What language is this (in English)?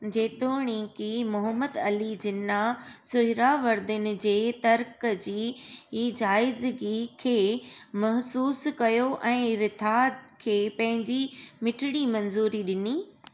Sindhi